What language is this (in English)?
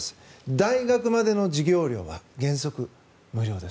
Japanese